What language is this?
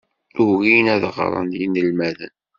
Kabyle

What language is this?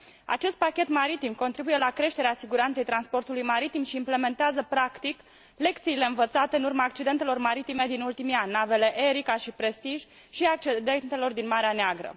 Romanian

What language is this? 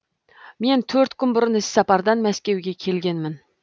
Kazakh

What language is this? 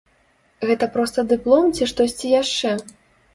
Belarusian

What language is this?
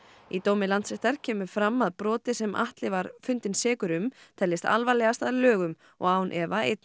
Icelandic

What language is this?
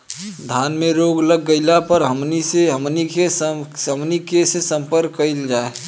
Bhojpuri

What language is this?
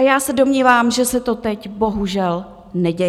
Czech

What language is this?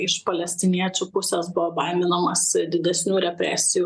Lithuanian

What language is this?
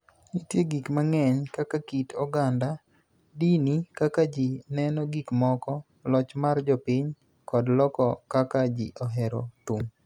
Luo (Kenya and Tanzania)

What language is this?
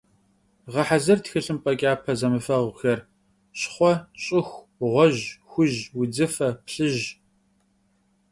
Kabardian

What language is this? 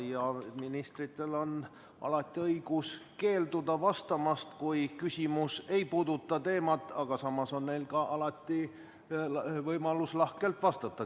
Estonian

